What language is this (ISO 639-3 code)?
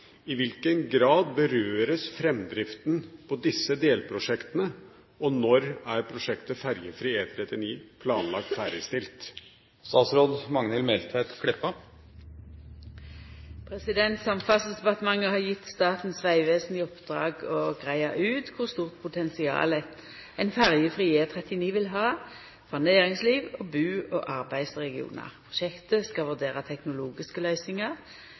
nor